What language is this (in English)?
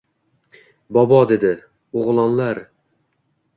Uzbek